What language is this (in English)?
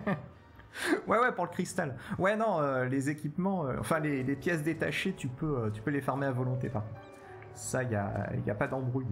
French